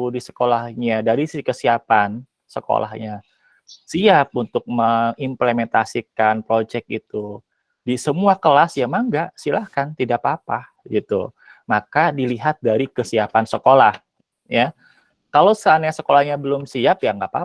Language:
Indonesian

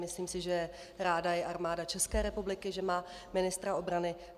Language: Czech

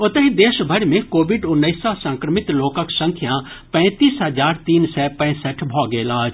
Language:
Maithili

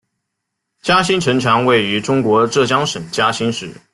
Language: Chinese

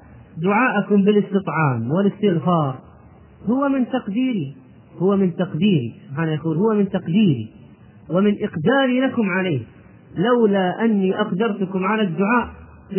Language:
Arabic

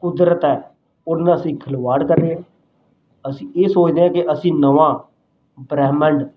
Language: Punjabi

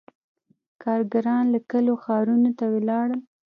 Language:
Pashto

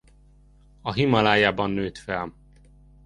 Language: Hungarian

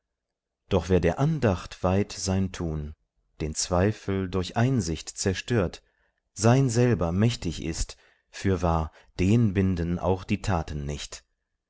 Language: German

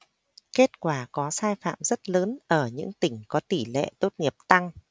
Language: Vietnamese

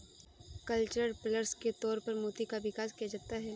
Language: Hindi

